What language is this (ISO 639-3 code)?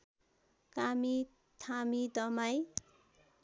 nep